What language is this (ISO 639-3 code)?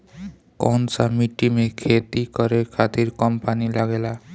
bho